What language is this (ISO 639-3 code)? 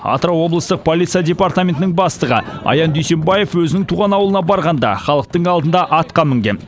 kaz